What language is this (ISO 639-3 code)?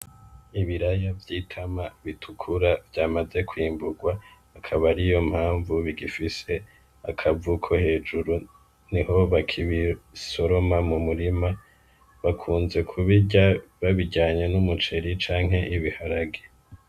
run